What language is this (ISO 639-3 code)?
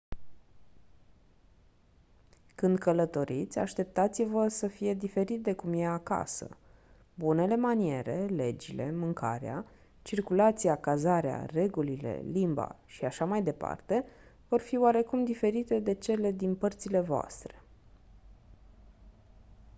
ron